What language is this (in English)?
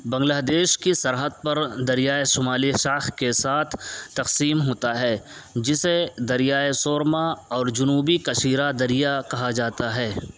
Urdu